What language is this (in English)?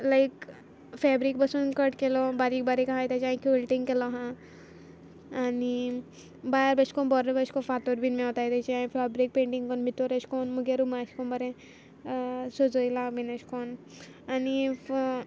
Konkani